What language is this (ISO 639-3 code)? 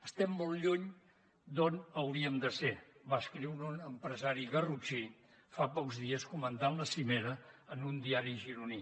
cat